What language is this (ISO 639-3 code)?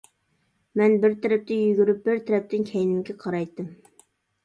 uig